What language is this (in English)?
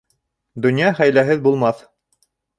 Bashkir